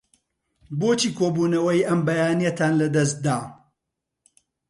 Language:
Central Kurdish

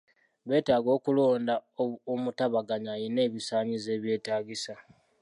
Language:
Ganda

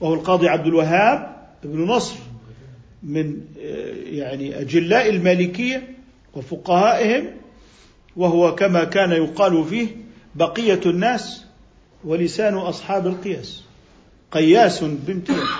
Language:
Arabic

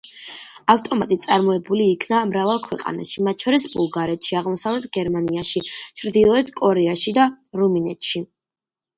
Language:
Georgian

